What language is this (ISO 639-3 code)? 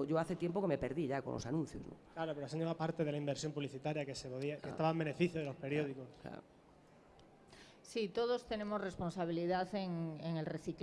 spa